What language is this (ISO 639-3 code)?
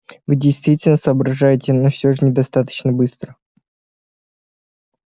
rus